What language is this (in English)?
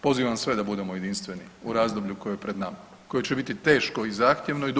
Croatian